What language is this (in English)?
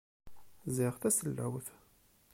Kabyle